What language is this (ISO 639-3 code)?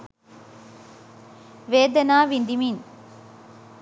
sin